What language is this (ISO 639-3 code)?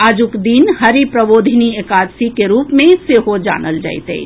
mai